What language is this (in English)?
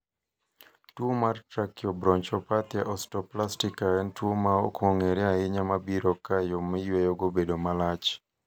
Luo (Kenya and Tanzania)